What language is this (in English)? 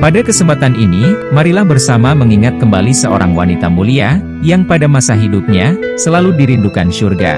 Indonesian